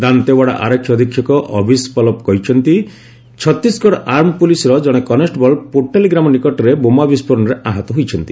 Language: Odia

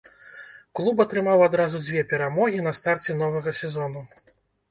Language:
Belarusian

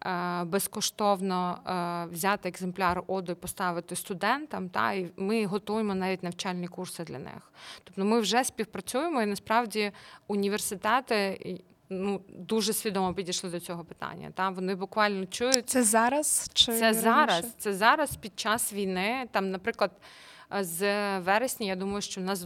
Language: Ukrainian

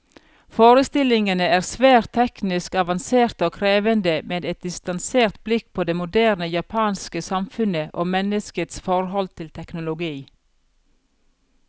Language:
Norwegian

